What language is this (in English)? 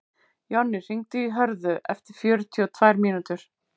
Icelandic